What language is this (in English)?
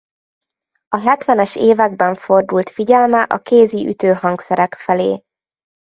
Hungarian